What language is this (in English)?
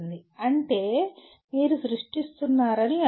Telugu